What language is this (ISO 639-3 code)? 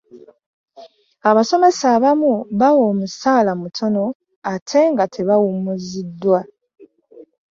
lug